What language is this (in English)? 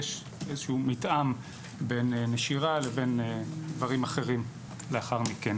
Hebrew